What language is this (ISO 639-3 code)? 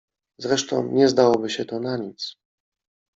pol